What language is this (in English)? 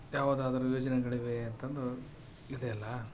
Kannada